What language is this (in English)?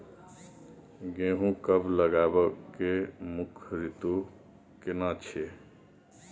Maithili